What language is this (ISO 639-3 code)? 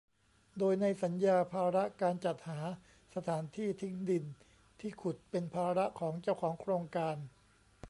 tha